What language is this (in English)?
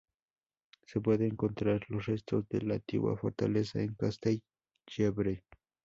Spanish